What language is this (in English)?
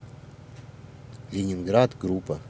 Russian